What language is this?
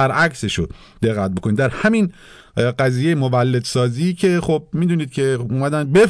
Persian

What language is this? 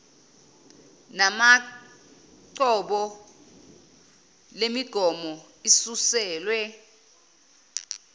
Zulu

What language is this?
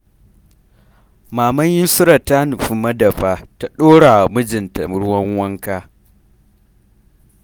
Hausa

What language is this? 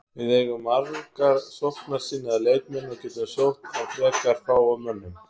Icelandic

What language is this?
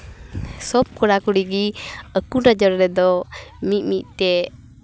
Santali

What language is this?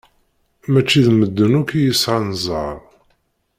Kabyle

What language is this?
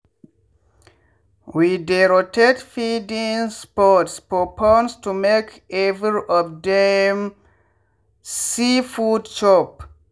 Nigerian Pidgin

